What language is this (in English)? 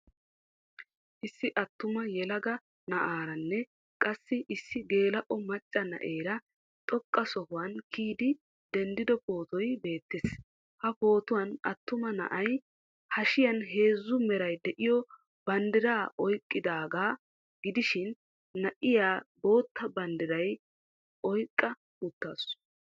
Wolaytta